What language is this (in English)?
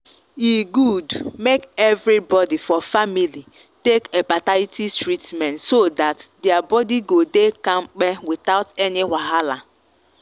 Nigerian Pidgin